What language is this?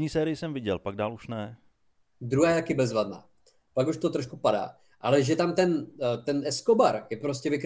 Czech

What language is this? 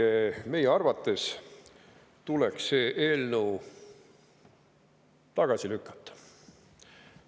Estonian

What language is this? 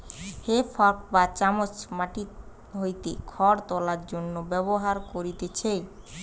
Bangla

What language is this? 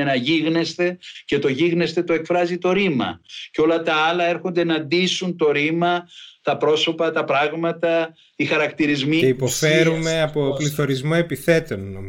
Greek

